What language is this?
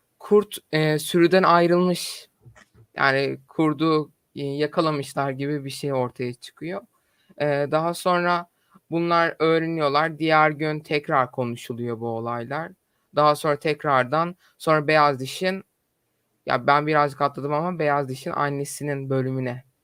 Turkish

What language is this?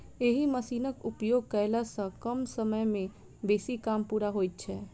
Maithili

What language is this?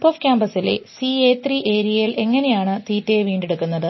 Malayalam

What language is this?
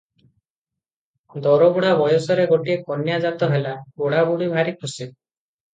Odia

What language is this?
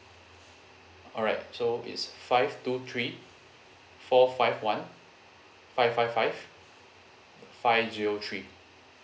English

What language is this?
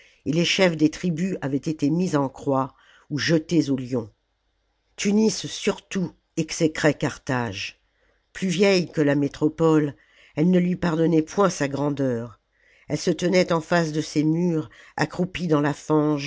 French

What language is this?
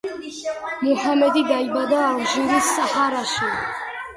Georgian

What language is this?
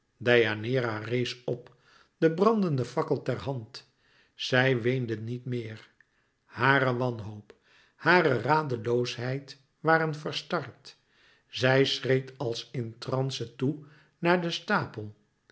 Dutch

